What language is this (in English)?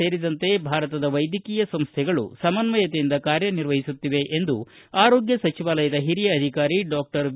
Kannada